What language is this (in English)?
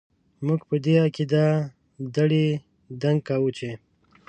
Pashto